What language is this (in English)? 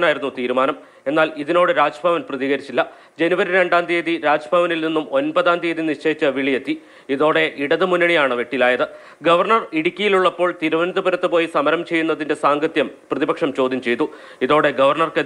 Malayalam